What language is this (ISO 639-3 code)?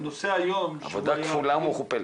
heb